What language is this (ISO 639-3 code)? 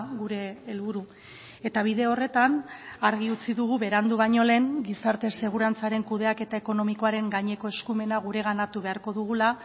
eus